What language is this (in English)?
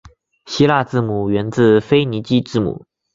Chinese